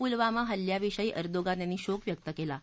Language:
Marathi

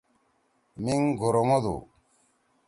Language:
Torwali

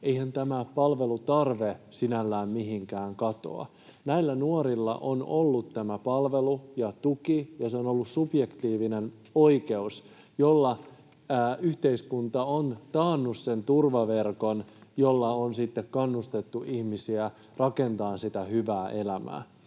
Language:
Finnish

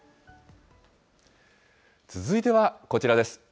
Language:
Japanese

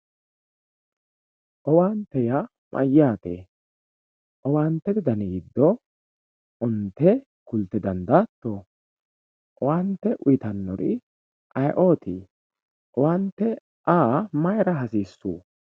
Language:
Sidamo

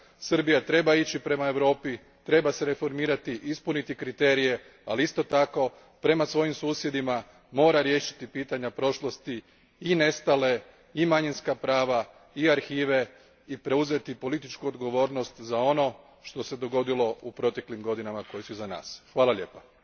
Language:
Croatian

